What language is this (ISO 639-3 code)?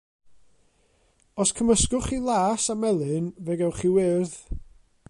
cym